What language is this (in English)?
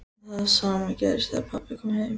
Icelandic